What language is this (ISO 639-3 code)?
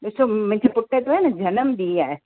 snd